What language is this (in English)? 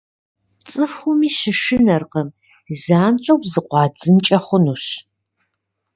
Kabardian